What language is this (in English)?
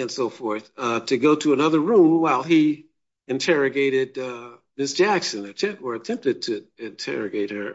English